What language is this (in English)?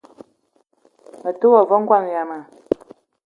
Eton (Cameroon)